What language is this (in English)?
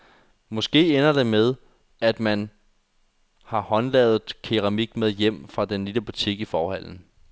Danish